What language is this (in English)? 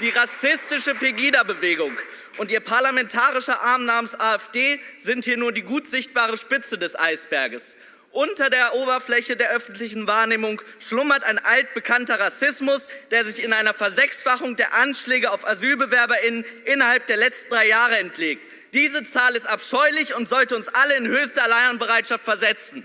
German